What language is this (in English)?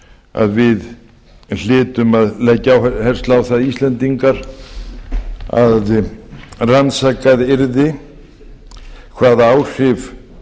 Icelandic